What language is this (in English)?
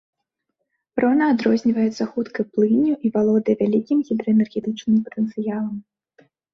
Belarusian